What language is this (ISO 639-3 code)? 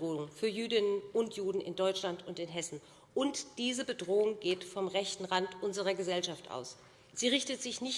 deu